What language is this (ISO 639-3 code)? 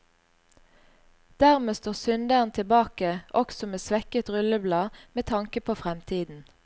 nor